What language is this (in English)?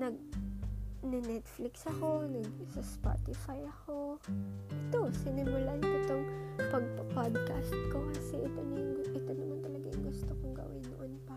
Filipino